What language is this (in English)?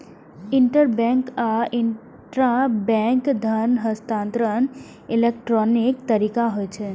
Maithili